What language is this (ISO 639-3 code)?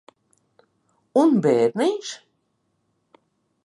lav